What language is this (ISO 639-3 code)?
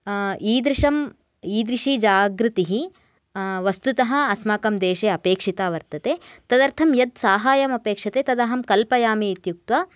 san